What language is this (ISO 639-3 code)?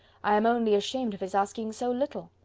eng